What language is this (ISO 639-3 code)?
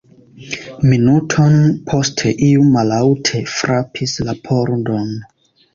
epo